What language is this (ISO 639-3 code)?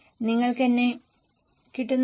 mal